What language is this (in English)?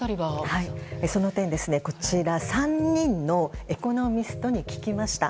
Japanese